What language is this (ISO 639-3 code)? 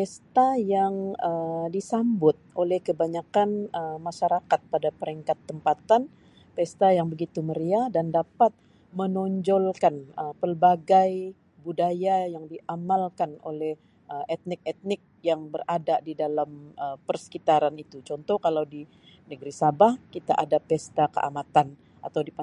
msi